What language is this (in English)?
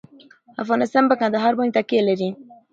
Pashto